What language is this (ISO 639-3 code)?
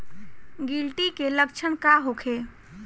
bho